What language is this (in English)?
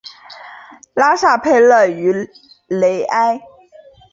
Chinese